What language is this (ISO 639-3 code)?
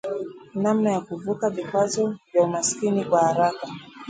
swa